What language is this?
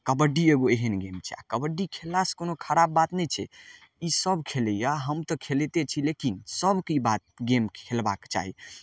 Maithili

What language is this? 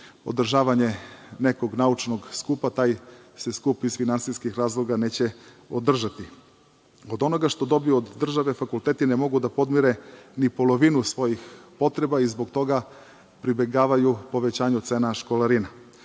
Serbian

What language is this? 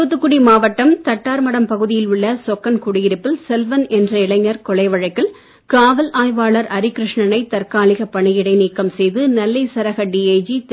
Tamil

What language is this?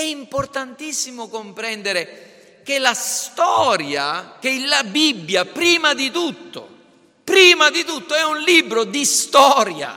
Italian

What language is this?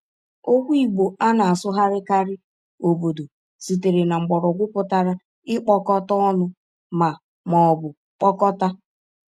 Igbo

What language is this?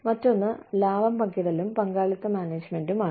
Malayalam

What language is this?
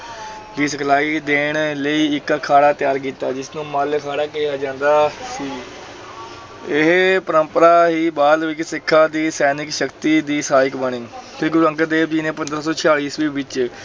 Punjabi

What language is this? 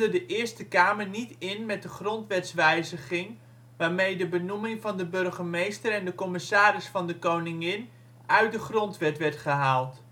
Dutch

